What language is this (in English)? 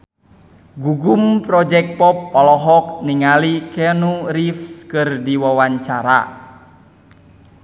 Sundanese